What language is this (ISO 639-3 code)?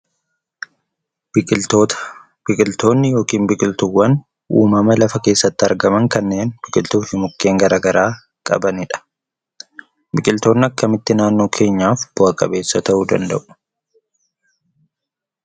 orm